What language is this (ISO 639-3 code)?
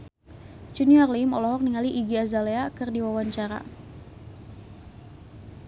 sun